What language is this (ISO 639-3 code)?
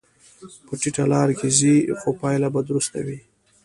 pus